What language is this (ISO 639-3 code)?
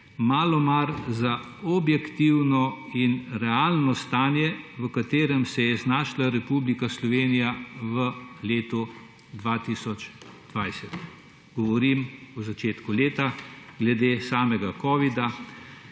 slv